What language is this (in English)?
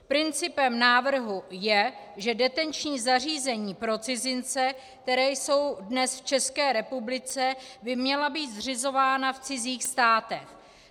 Czech